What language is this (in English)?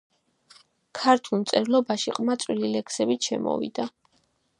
Georgian